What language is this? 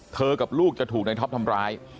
Thai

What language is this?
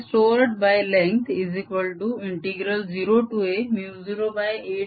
Marathi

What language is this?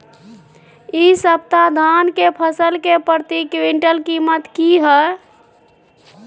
Maithili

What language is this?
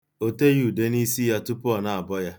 Igbo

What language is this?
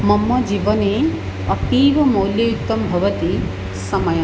Sanskrit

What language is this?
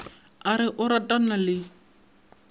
Northern Sotho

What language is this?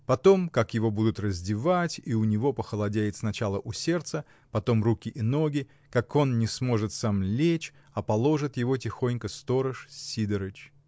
Russian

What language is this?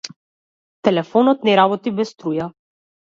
Macedonian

